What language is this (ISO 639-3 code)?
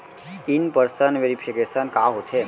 hne